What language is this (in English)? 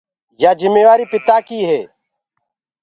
Gurgula